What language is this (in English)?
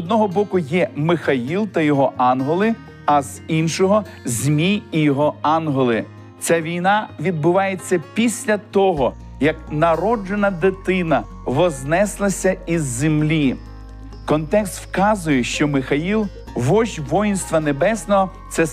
Ukrainian